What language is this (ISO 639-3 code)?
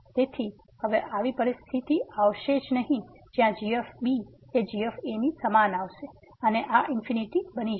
guj